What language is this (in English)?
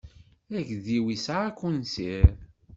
Kabyle